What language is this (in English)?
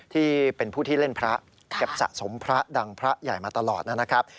Thai